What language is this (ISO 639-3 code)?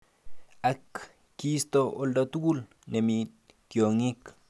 kln